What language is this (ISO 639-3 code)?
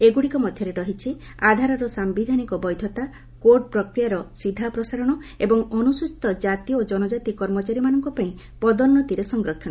ori